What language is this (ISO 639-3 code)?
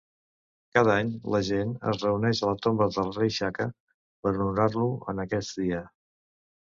cat